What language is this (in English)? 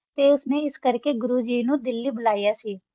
Punjabi